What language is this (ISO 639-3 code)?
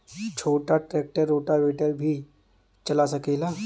bho